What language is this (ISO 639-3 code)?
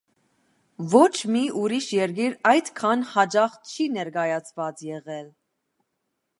hye